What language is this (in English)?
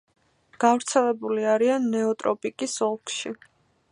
Georgian